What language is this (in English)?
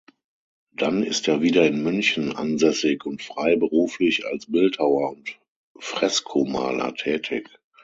German